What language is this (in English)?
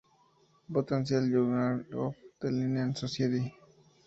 Spanish